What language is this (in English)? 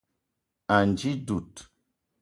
Eton (Cameroon)